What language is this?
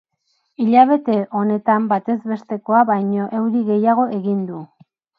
Basque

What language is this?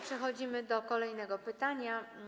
Polish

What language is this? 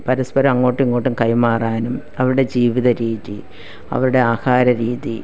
Malayalam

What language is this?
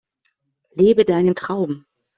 German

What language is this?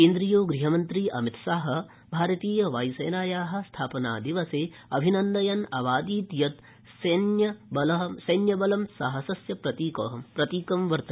Sanskrit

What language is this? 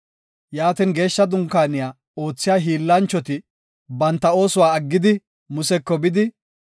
Gofa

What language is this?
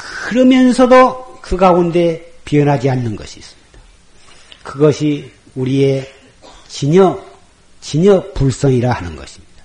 Korean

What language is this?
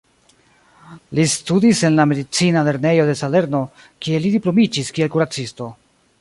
Esperanto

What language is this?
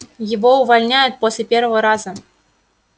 Russian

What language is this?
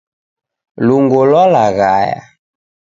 Taita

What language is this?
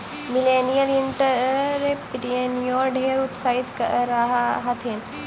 Magahi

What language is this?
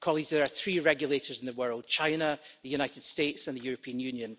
English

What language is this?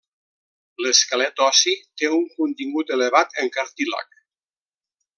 Catalan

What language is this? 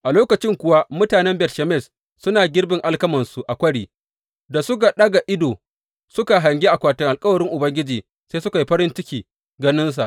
Hausa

